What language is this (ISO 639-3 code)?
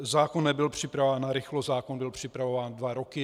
ces